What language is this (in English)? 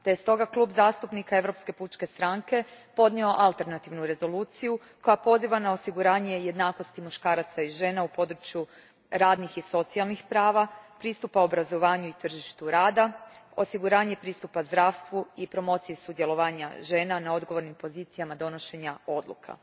Croatian